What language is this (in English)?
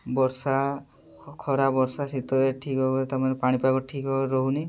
Odia